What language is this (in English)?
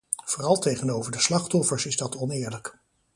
Dutch